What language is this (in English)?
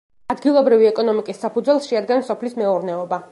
Georgian